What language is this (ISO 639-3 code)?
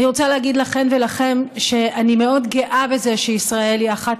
heb